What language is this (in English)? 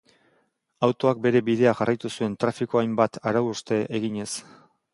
Basque